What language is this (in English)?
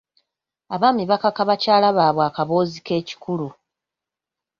Ganda